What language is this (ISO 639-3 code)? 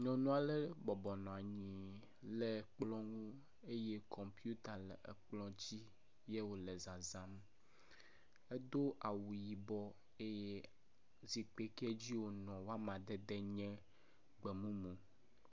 ewe